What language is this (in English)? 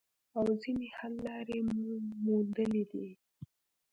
Pashto